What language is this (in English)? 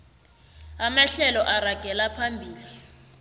South Ndebele